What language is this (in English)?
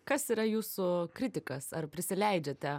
Lithuanian